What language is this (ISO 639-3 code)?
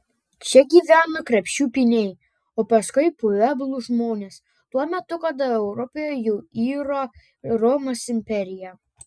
lit